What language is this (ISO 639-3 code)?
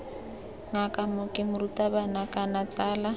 tsn